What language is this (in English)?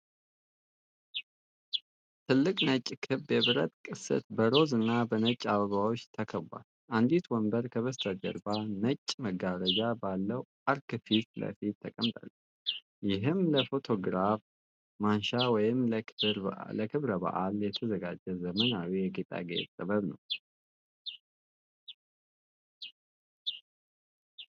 Amharic